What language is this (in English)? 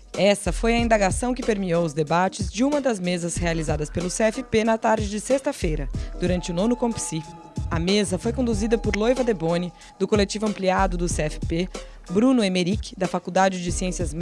Portuguese